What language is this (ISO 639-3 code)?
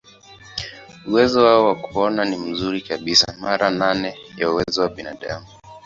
swa